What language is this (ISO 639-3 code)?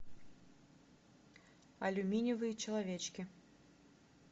rus